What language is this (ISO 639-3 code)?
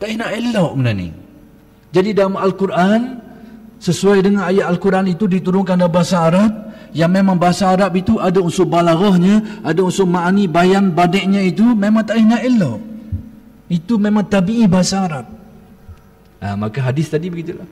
msa